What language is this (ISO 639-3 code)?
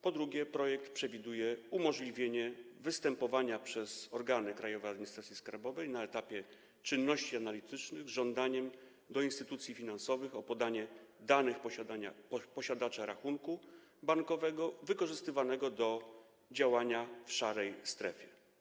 pol